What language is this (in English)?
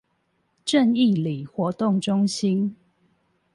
Chinese